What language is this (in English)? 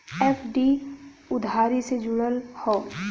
Bhojpuri